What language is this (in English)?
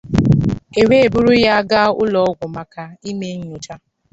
Igbo